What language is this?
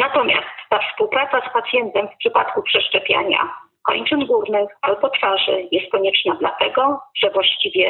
Polish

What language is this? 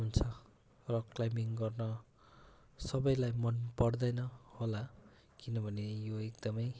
Nepali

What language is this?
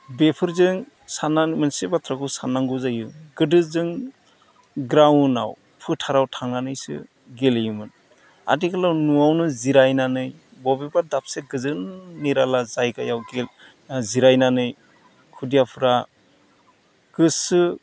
Bodo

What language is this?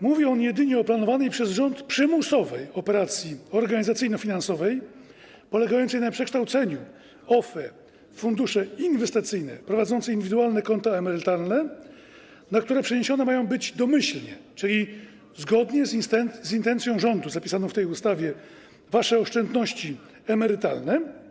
Polish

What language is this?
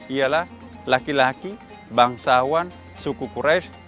Indonesian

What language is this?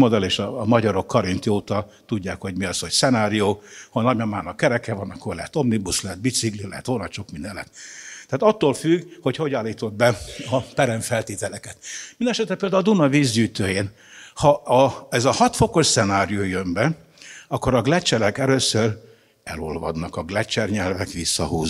Hungarian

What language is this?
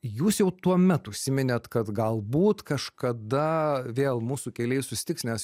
Lithuanian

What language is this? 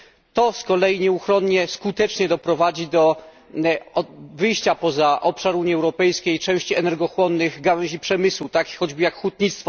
Polish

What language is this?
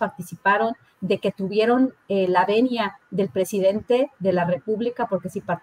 Spanish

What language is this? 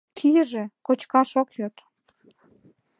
Mari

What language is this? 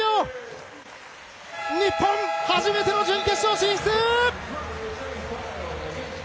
Japanese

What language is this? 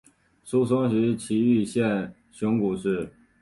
Chinese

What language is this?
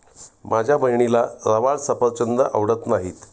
Marathi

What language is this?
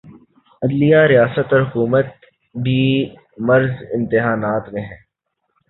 Urdu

